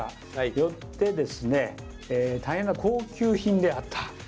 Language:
Japanese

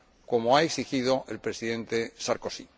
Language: Spanish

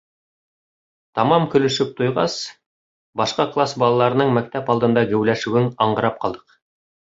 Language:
Bashkir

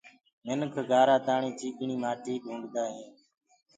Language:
Gurgula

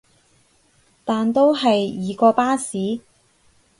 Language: Cantonese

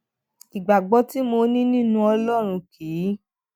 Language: Yoruba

